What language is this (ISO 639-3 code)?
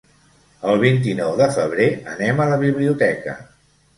cat